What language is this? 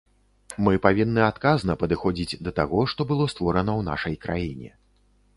Belarusian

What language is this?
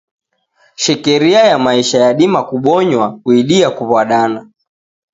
Taita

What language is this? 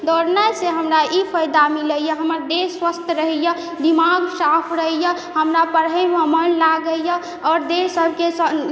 Maithili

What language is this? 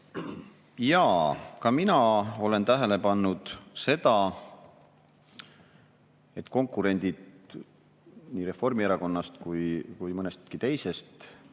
Estonian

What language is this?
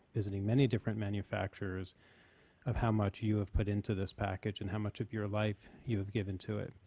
English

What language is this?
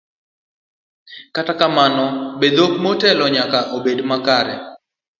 Luo (Kenya and Tanzania)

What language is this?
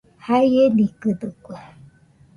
Nüpode Huitoto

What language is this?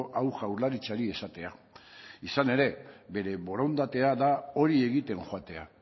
Basque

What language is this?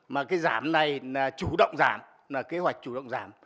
Vietnamese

